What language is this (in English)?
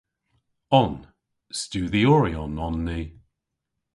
Cornish